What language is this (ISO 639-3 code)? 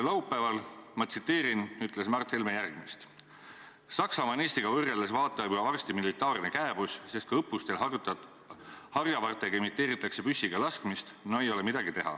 est